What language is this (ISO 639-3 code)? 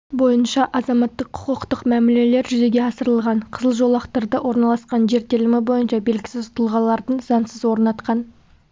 kaz